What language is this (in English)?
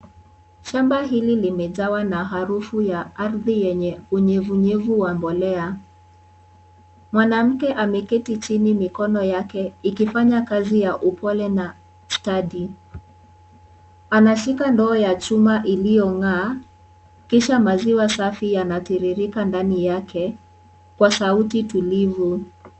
Swahili